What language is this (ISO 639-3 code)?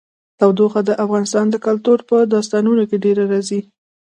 pus